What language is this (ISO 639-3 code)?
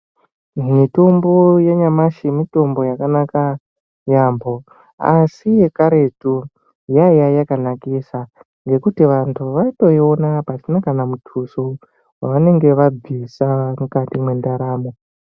ndc